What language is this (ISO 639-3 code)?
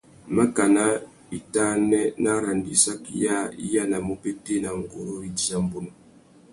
bag